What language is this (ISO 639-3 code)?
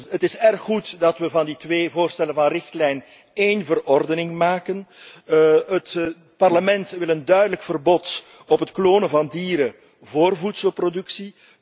nld